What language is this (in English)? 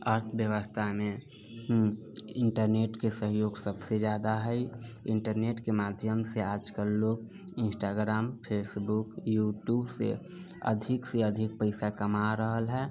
Maithili